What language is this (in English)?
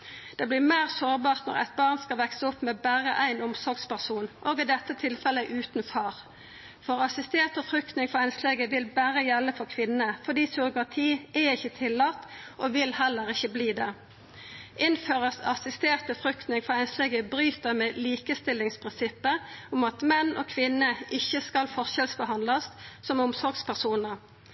Norwegian Nynorsk